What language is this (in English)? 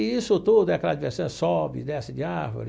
Portuguese